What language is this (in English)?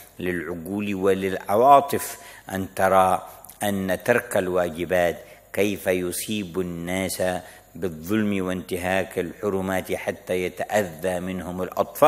Arabic